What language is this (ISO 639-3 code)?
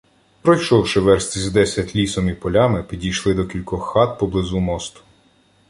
ukr